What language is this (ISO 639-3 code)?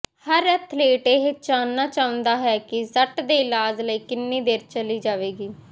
pan